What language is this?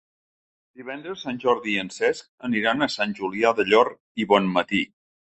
Catalan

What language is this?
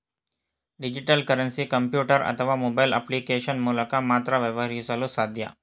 Kannada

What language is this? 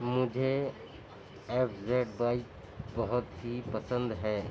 Urdu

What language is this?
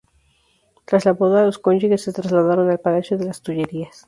Spanish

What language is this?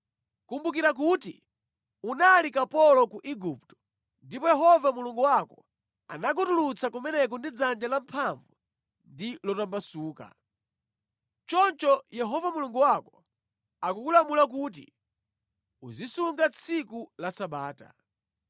Nyanja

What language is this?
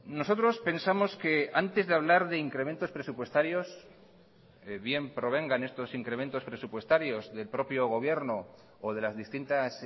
Spanish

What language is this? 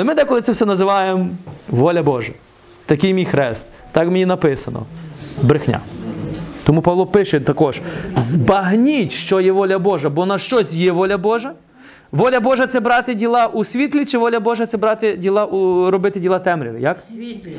Ukrainian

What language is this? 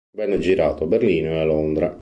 Italian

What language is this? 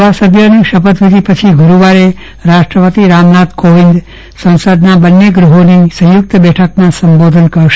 Gujarati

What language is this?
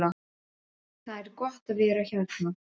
Icelandic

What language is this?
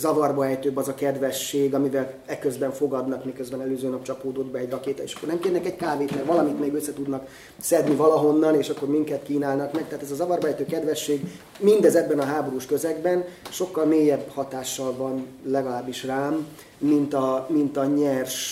Hungarian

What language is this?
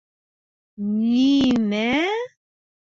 Bashkir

